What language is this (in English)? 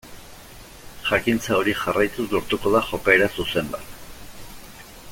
Basque